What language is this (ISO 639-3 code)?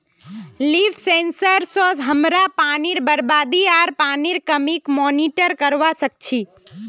mag